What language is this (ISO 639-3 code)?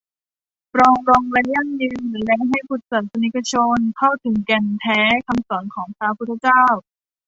tha